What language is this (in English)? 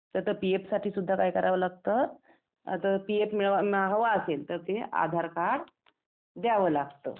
Marathi